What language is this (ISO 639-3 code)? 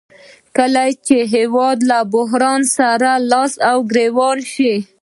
pus